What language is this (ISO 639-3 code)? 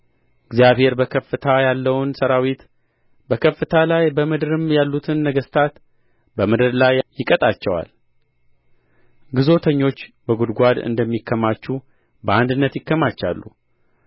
amh